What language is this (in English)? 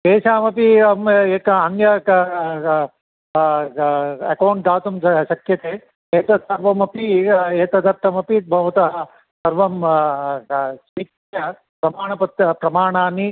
Sanskrit